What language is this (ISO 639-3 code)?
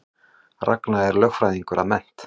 isl